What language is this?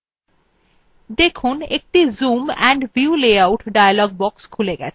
Bangla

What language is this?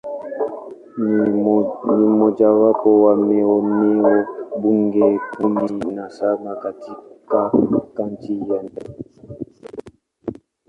Swahili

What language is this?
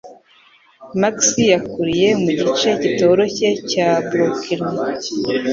Kinyarwanda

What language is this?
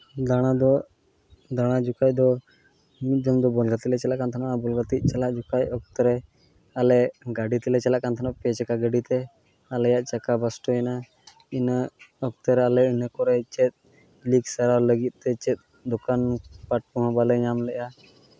Santali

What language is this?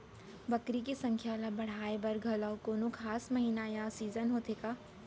Chhattisgarhi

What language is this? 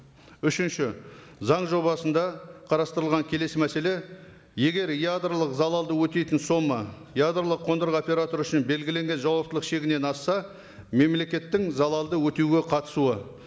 Kazakh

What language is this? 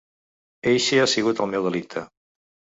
Catalan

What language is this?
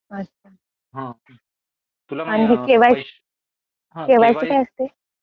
Marathi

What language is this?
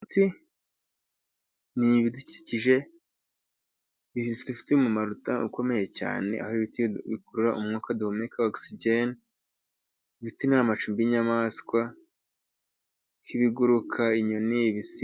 Kinyarwanda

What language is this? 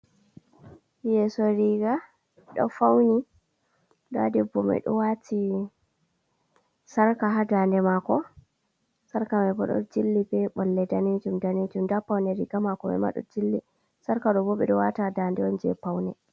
Fula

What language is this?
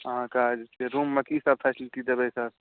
Maithili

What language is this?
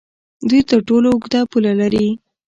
Pashto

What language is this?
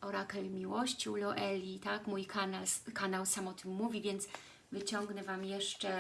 Polish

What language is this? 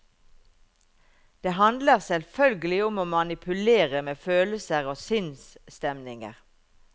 Norwegian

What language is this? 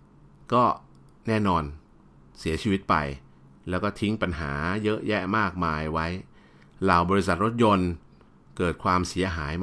Thai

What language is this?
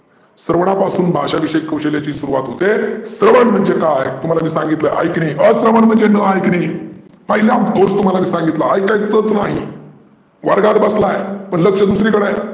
Marathi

